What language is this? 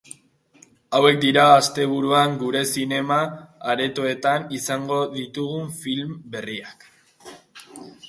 Basque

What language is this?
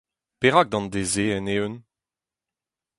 Breton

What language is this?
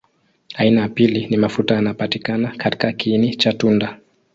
Swahili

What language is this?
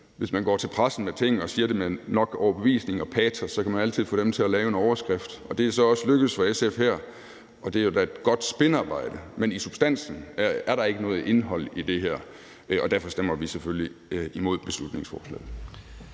Danish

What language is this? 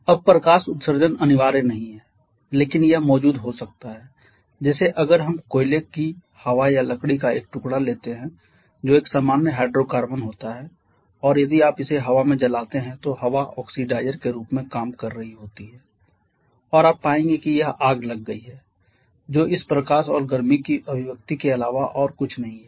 Hindi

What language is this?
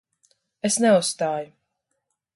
Latvian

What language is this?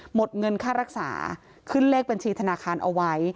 Thai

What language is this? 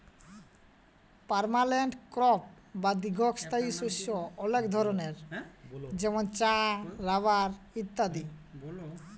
Bangla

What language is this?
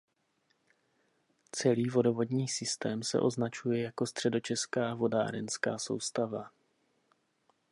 Czech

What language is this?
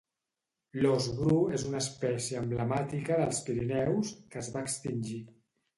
Catalan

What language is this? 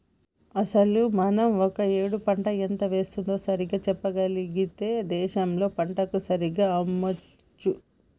Telugu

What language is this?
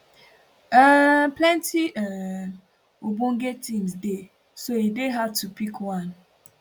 Nigerian Pidgin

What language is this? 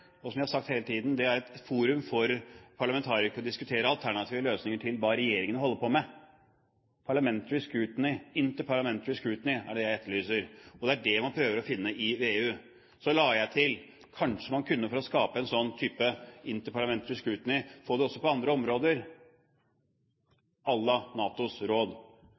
Norwegian Bokmål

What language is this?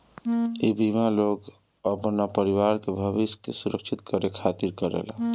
Bhojpuri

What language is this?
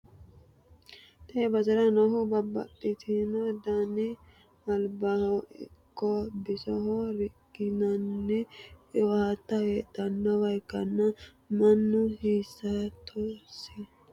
Sidamo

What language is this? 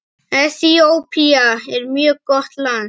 Icelandic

